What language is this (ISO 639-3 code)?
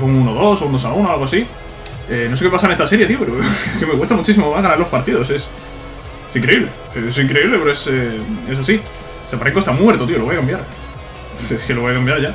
spa